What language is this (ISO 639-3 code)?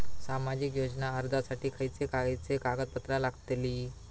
mar